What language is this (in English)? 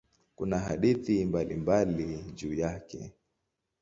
Swahili